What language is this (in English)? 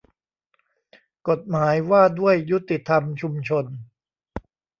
Thai